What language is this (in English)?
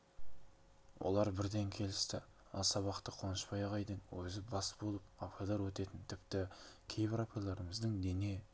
Kazakh